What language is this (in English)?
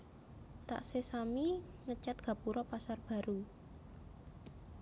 Javanese